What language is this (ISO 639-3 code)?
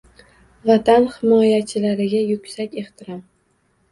uzb